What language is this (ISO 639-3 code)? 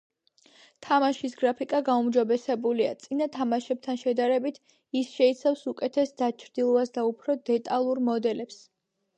kat